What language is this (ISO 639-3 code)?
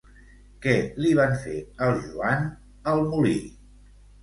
cat